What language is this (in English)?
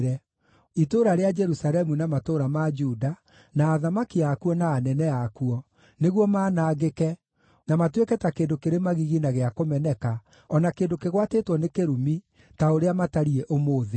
Kikuyu